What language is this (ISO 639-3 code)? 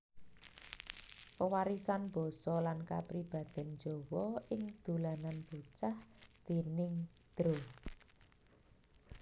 jav